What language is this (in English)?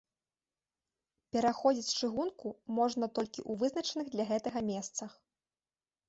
Belarusian